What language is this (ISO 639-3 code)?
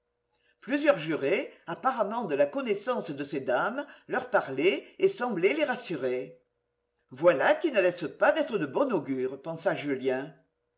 fra